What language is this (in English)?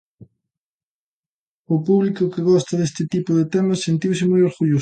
Galician